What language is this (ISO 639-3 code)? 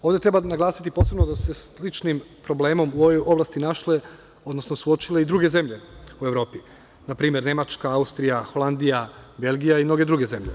srp